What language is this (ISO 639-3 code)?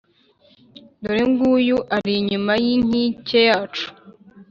kin